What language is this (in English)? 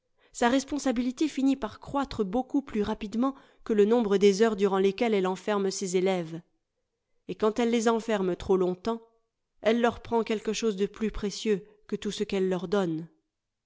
French